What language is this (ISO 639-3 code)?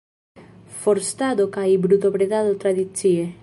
epo